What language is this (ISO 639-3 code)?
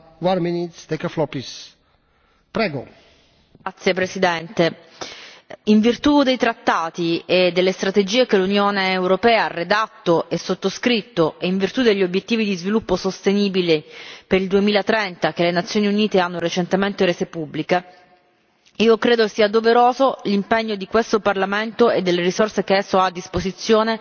ita